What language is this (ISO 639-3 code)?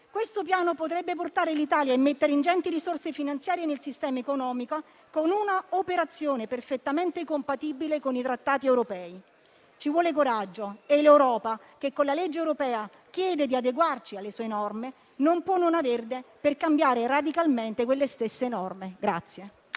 ita